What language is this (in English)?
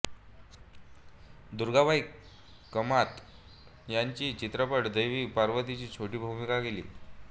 Marathi